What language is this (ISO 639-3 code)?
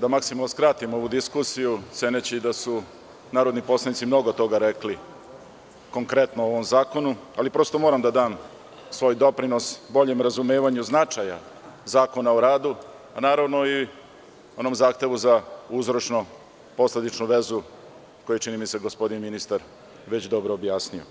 srp